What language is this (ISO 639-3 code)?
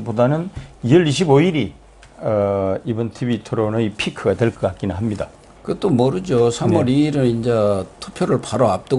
kor